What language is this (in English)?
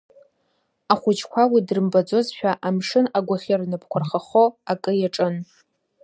Abkhazian